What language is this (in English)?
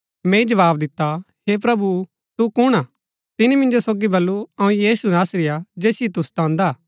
Gaddi